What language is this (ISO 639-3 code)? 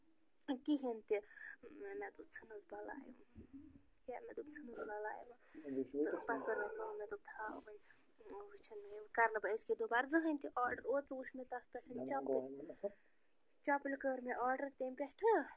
kas